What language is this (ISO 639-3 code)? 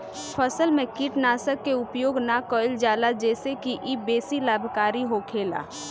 bho